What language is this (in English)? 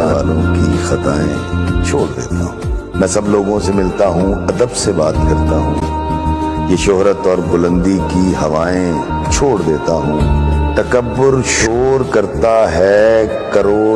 Urdu